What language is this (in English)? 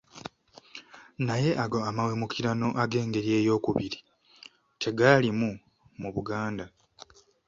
Ganda